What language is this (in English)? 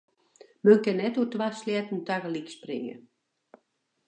Western Frisian